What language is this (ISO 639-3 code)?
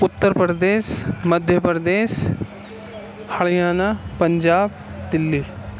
urd